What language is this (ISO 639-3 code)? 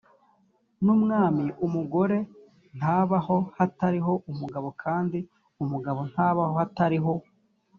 kin